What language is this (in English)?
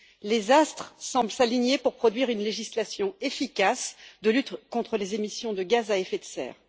French